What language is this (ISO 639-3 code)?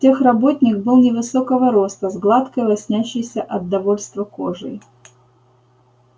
rus